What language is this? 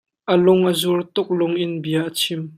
Hakha Chin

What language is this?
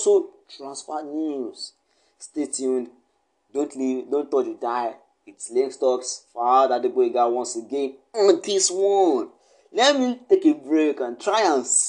English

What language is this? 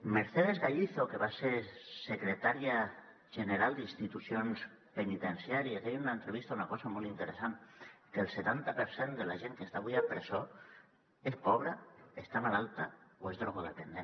Catalan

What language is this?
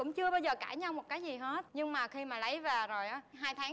Vietnamese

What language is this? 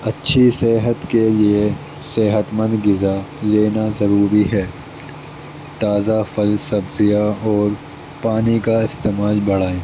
Urdu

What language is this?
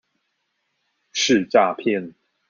Chinese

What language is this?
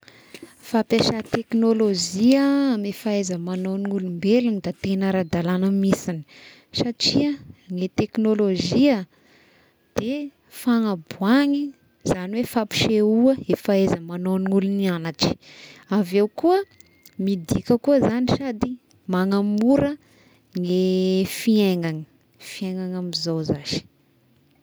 Tesaka Malagasy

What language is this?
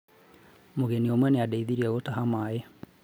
Kikuyu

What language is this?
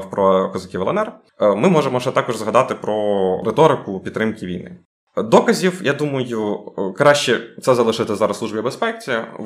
Ukrainian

